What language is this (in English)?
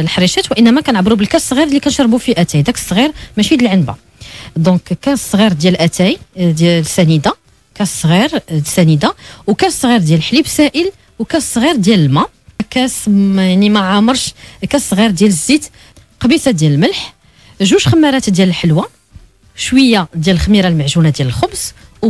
Arabic